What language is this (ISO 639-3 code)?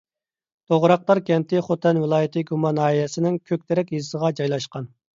uig